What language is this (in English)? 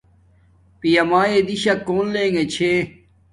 Domaaki